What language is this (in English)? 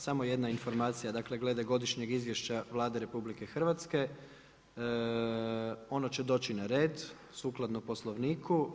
Croatian